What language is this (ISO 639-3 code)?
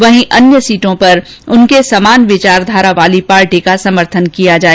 hin